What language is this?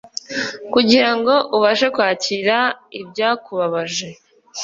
Kinyarwanda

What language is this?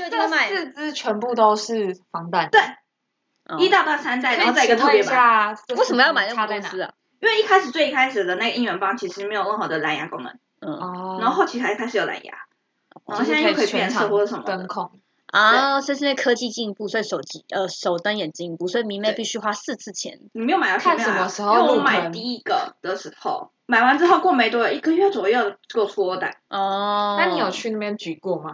Chinese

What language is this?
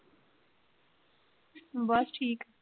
Punjabi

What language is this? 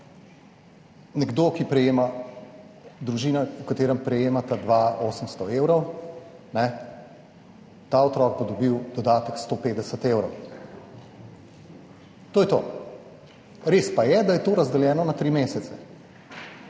Slovenian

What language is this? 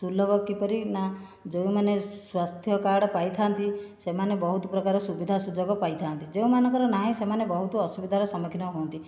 Odia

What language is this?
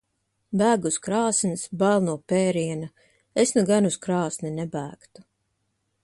Latvian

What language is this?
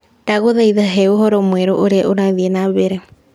Kikuyu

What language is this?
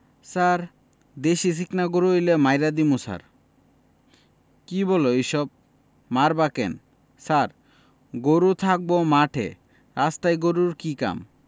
Bangla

